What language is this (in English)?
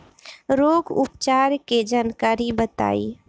Bhojpuri